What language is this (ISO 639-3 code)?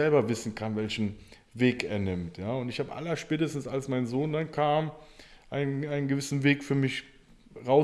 deu